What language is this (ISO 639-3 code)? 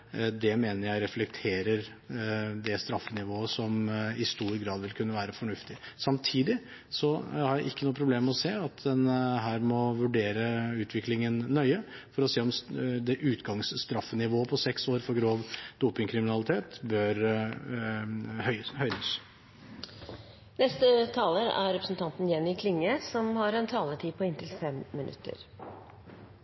nor